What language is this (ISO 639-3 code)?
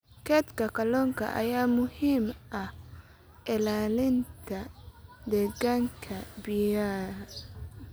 som